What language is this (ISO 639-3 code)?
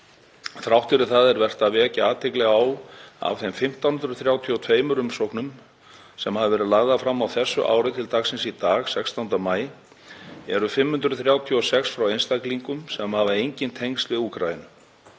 isl